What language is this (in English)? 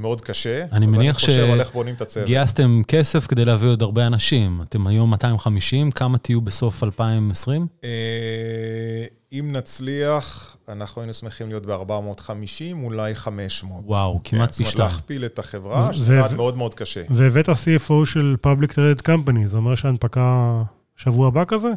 Hebrew